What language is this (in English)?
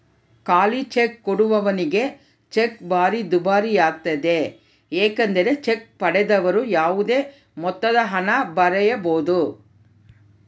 Kannada